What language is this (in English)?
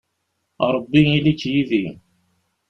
Kabyle